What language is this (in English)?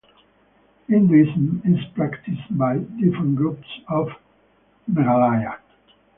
English